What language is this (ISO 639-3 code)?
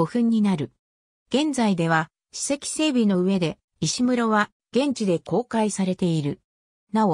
jpn